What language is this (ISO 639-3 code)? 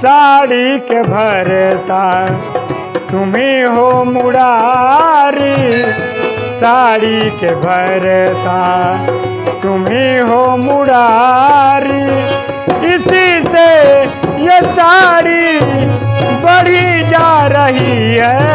hin